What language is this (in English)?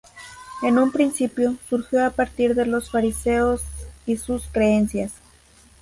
Spanish